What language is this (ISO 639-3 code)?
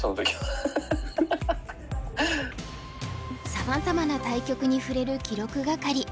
jpn